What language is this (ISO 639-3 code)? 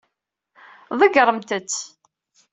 kab